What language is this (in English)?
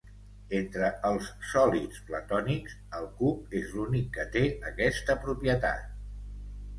Catalan